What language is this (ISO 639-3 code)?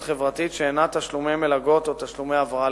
heb